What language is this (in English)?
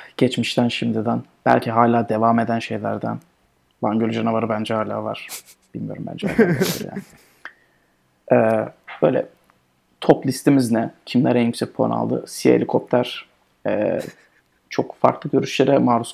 Turkish